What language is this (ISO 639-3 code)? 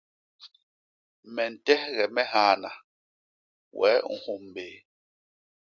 bas